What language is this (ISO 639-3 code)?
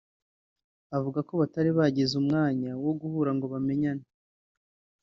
kin